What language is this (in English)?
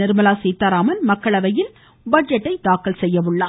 Tamil